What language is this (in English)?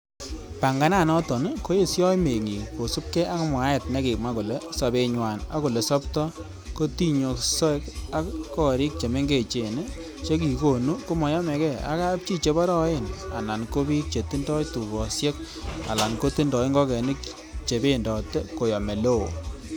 Kalenjin